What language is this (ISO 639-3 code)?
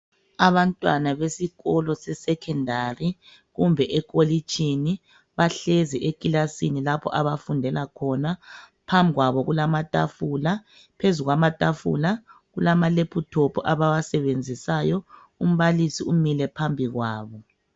nde